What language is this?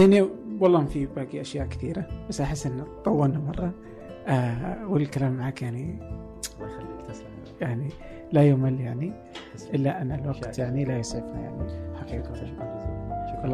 Arabic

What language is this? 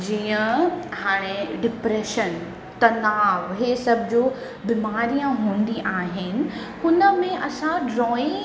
Sindhi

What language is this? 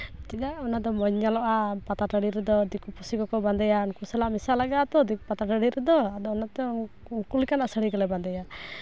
Santali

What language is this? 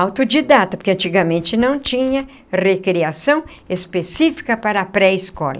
Portuguese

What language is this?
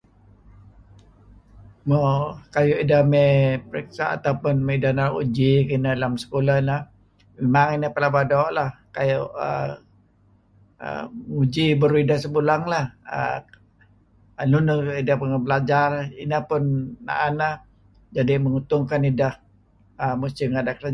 Kelabit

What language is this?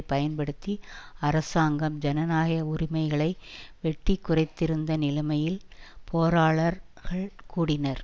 Tamil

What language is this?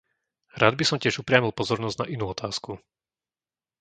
Slovak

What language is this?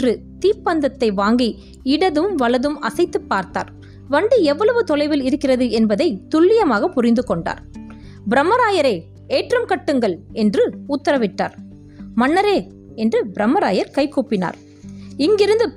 Tamil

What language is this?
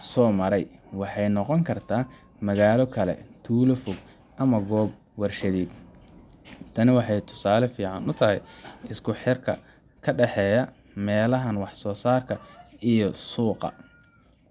Somali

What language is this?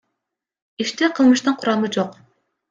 Kyrgyz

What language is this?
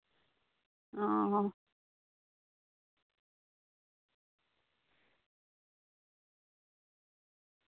Santali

